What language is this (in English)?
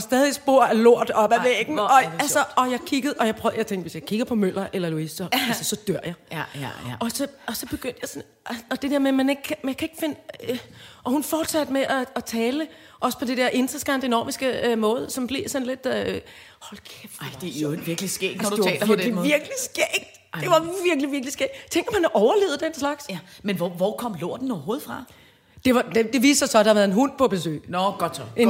Danish